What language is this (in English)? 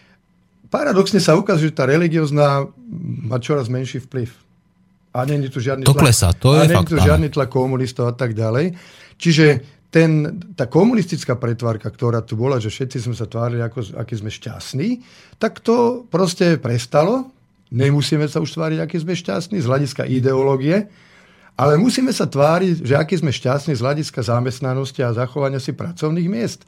Slovak